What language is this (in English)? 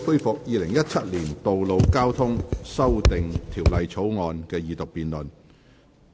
Cantonese